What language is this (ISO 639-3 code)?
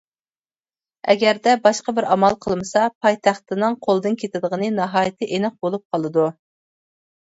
uig